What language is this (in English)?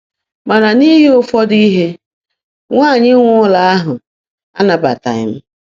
Igbo